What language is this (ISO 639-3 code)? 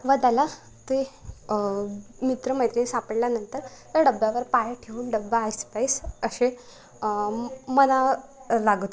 mar